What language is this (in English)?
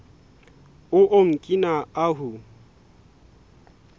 Southern Sotho